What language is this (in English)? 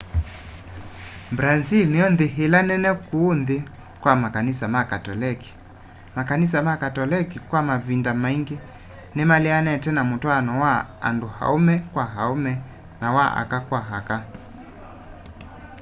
Kamba